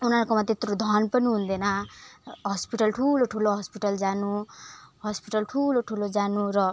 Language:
Nepali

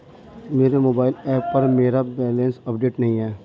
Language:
Hindi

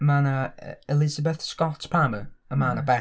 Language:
Welsh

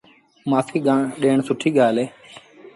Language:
Sindhi Bhil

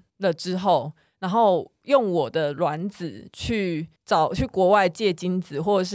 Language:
Chinese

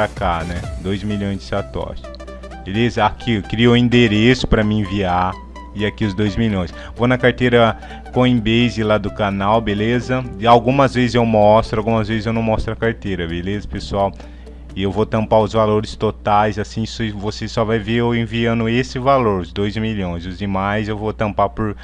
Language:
Portuguese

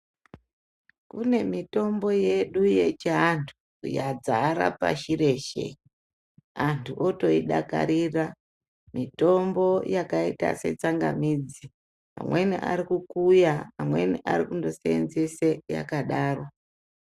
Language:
Ndau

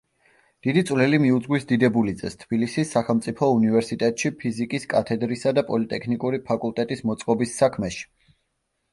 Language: Georgian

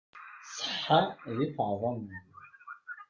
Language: Kabyle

